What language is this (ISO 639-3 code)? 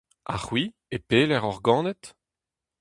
bre